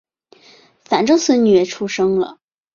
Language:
Chinese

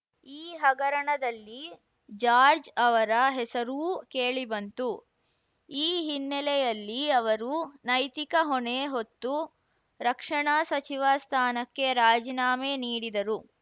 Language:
Kannada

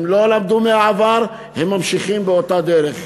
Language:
Hebrew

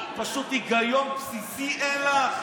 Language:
Hebrew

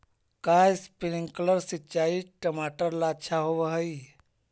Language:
Magahi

